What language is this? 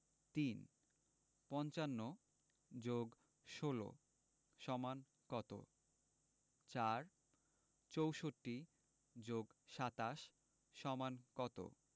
Bangla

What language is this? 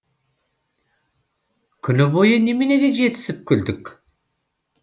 Kazakh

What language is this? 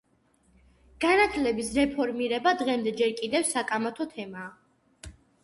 Georgian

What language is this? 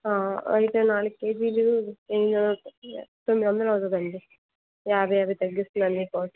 Telugu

